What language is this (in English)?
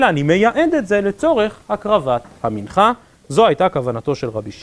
Hebrew